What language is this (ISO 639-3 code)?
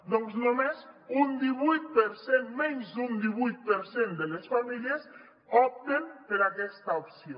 cat